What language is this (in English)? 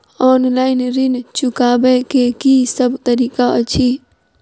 Maithili